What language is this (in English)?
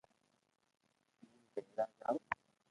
Loarki